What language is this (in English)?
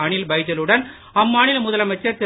Tamil